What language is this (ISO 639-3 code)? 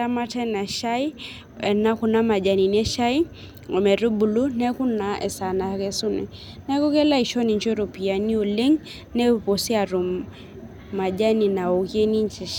mas